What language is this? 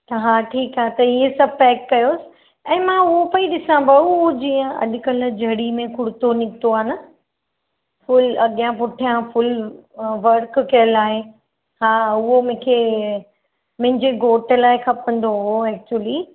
Sindhi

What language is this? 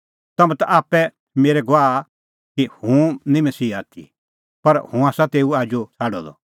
Kullu Pahari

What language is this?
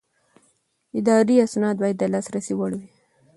Pashto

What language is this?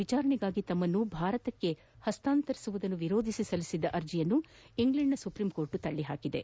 Kannada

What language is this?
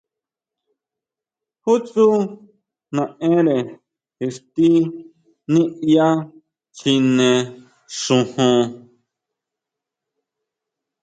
Huautla Mazatec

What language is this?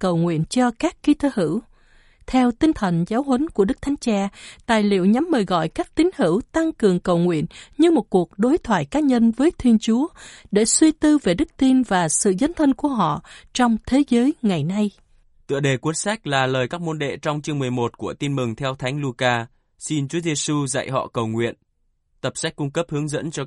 Vietnamese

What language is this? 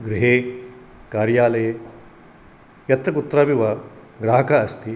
Sanskrit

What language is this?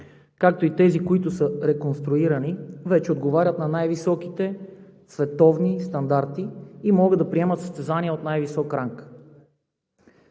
Bulgarian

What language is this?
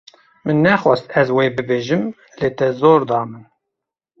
Kurdish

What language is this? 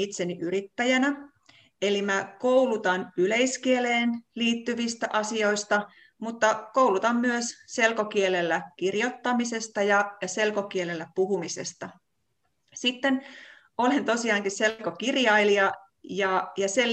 Finnish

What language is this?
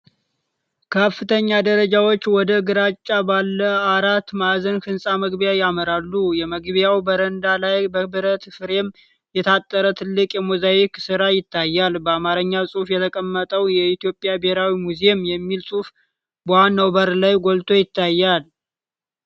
Amharic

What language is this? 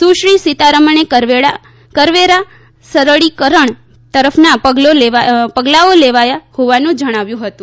Gujarati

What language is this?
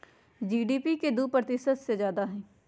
Magahi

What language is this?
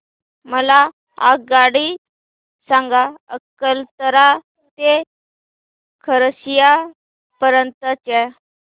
Marathi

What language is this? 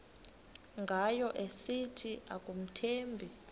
Xhosa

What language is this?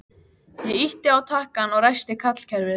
Icelandic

